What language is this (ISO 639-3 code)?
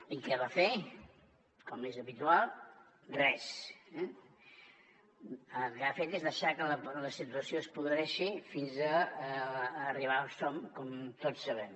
cat